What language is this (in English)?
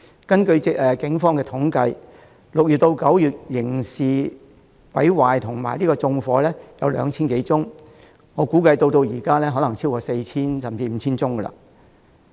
Cantonese